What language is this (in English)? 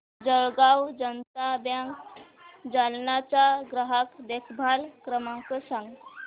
Marathi